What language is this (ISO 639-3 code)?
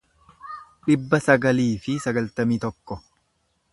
orm